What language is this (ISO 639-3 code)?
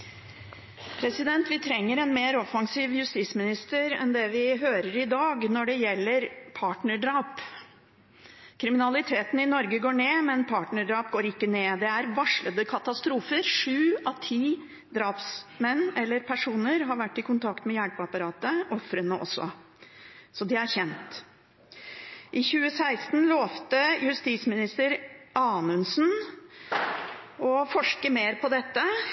nob